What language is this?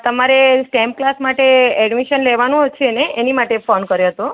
Gujarati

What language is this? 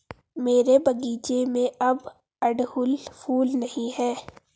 Hindi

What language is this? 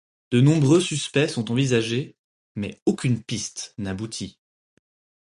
French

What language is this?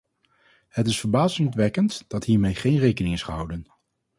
Dutch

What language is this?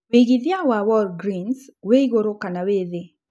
Kikuyu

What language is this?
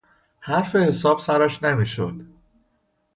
Persian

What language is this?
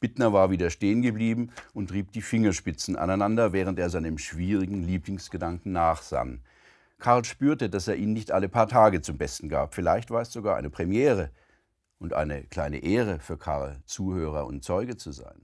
German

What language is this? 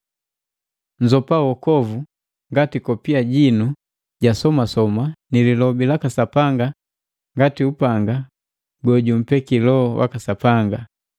Matengo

